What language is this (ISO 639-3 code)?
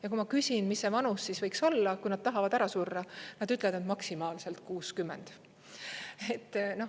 est